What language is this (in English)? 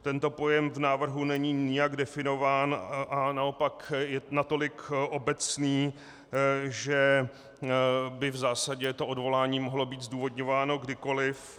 Czech